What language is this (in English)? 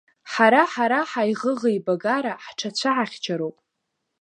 Abkhazian